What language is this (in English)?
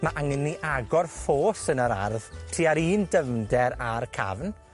Welsh